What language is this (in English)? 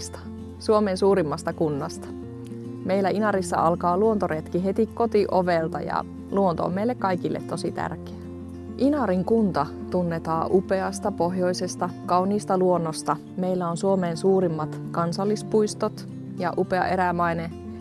Finnish